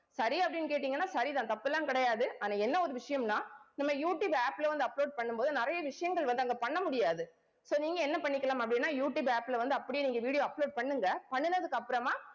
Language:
Tamil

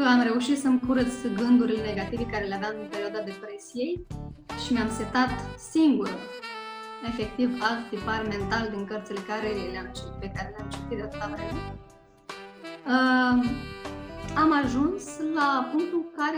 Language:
Romanian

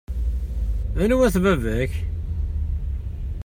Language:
Kabyle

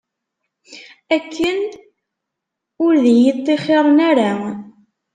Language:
Kabyle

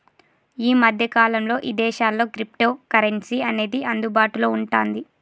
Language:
Telugu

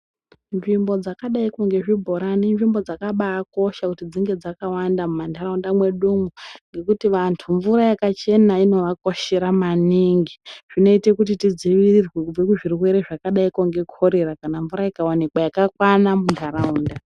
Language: Ndau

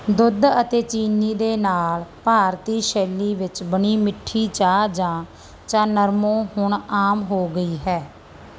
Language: Punjabi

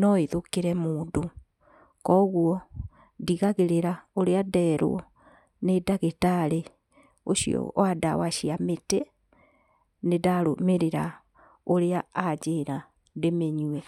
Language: Kikuyu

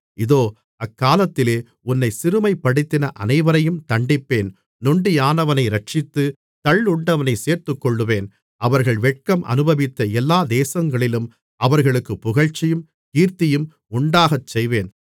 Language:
Tamil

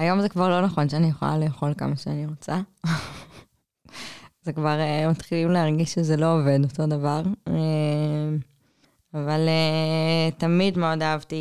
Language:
Hebrew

